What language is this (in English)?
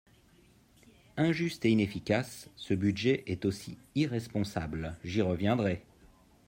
French